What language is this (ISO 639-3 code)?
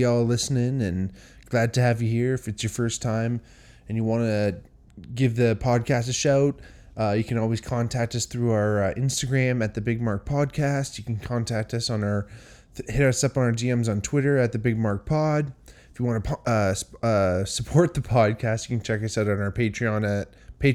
eng